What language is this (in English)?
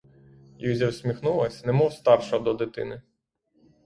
Ukrainian